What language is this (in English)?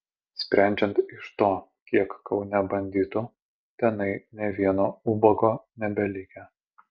Lithuanian